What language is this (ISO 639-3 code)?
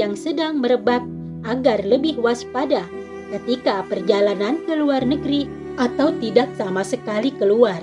ind